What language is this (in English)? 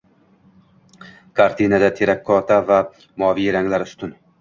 Uzbek